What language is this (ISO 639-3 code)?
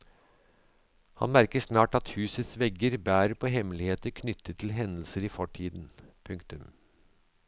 nor